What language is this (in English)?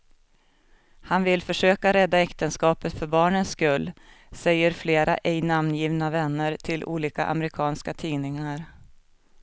Swedish